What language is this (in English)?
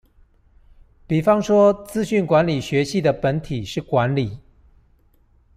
Chinese